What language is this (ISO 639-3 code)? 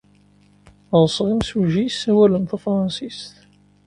kab